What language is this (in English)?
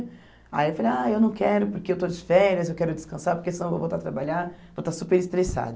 Portuguese